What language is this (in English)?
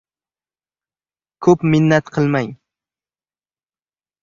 Uzbek